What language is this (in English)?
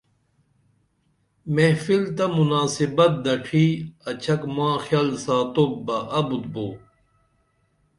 Dameli